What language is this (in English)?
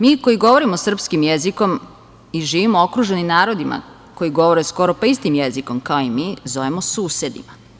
Serbian